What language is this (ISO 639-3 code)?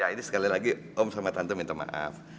ind